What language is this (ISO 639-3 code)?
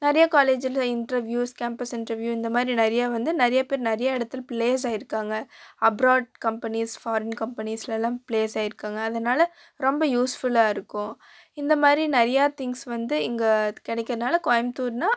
tam